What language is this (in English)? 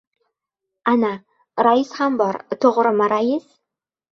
Uzbek